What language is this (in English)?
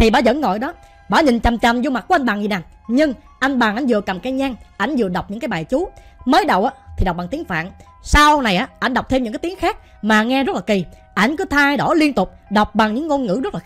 Vietnamese